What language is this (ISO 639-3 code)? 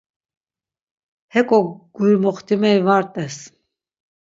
lzz